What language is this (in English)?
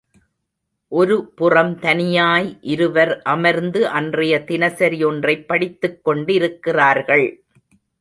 Tamil